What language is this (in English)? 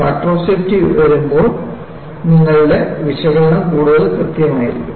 Malayalam